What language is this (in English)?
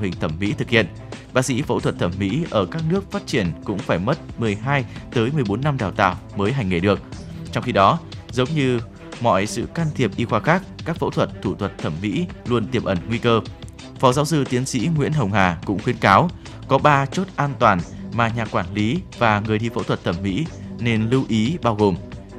Vietnamese